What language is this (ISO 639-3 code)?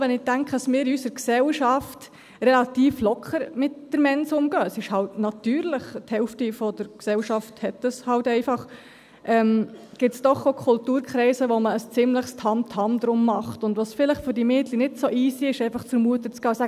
gsw